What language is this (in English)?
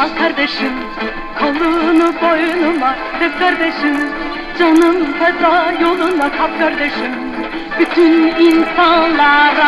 Romanian